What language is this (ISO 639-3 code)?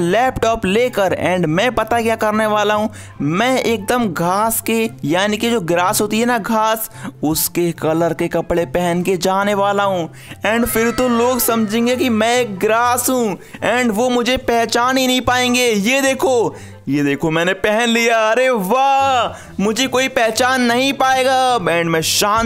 hin